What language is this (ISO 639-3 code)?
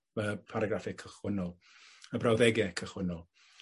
cym